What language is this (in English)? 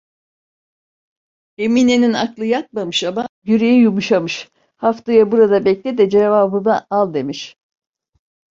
Turkish